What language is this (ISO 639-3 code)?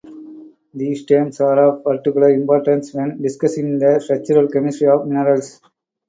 eng